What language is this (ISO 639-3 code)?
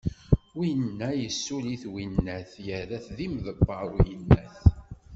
kab